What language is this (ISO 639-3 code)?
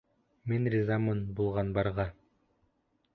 bak